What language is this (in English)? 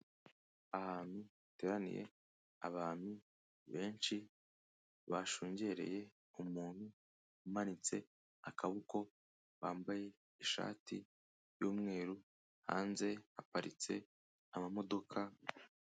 Kinyarwanda